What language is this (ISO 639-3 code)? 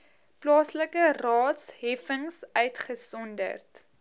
afr